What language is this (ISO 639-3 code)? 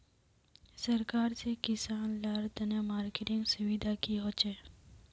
mag